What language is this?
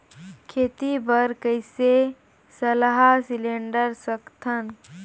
Chhattisgarhi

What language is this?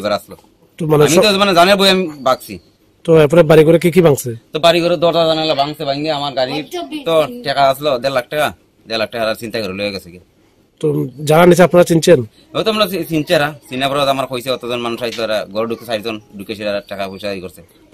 Romanian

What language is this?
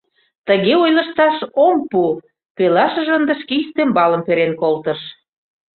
Mari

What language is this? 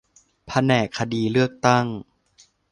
Thai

